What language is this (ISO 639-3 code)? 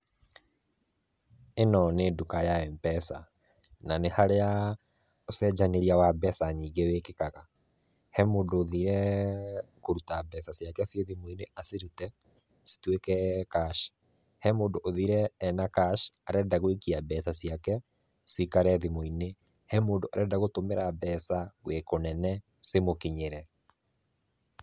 kik